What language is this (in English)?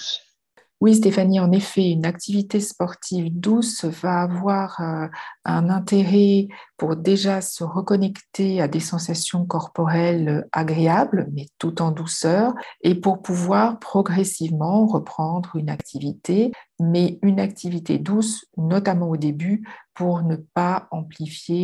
French